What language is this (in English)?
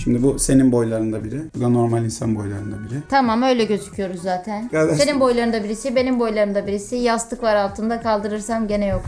Turkish